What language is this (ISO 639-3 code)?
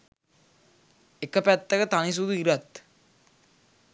sin